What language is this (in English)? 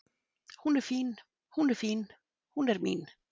Icelandic